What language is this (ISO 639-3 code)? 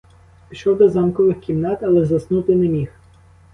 ukr